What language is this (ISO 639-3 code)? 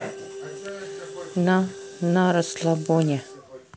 rus